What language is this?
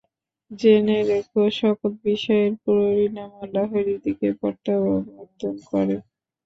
Bangla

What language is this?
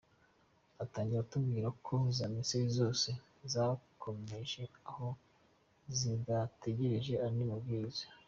Kinyarwanda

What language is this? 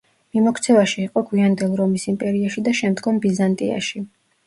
Georgian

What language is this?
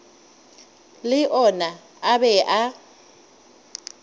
Northern Sotho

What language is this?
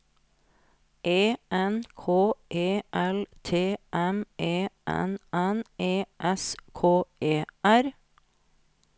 Norwegian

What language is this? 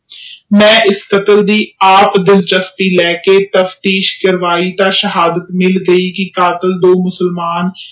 Punjabi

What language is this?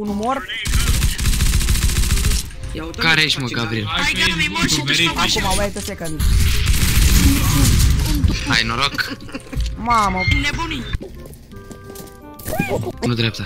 Romanian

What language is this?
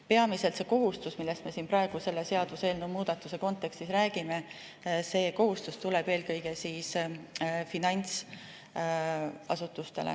Estonian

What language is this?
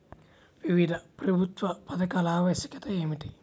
Telugu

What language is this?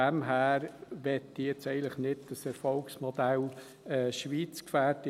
Swiss German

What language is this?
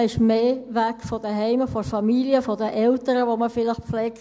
Swiss German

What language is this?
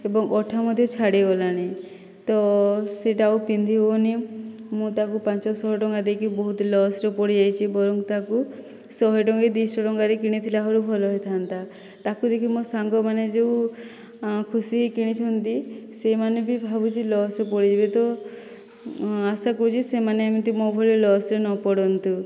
Odia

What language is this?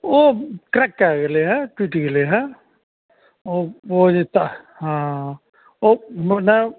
Maithili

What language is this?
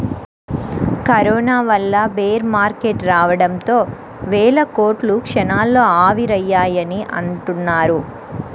Telugu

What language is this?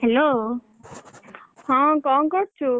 Odia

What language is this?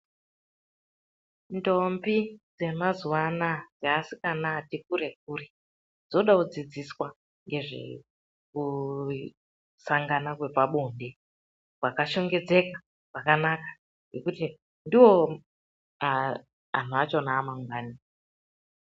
Ndau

